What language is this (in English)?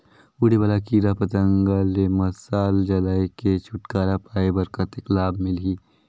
Chhattisgarhi